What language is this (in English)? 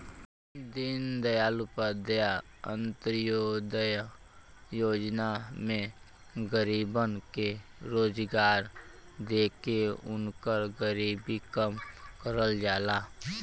Bhojpuri